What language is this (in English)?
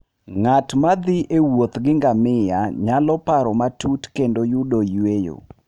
Luo (Kenya and Tanzania)